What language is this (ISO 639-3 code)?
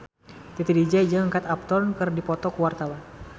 sun